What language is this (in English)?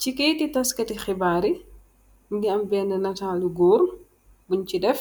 Wolof